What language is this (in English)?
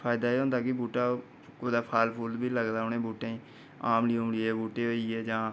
Dogri